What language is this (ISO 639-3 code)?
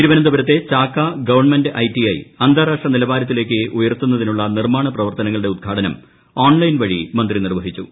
mal